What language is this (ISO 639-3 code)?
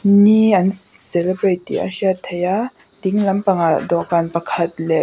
lus